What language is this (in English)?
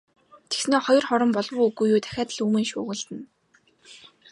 Mongolian